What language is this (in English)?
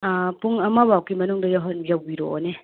Manipuri